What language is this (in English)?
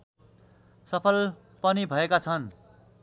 Nepali